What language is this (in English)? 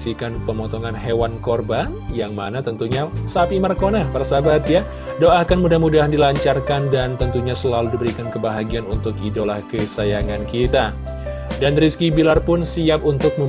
Indonesian